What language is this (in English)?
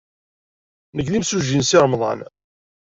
Kabyle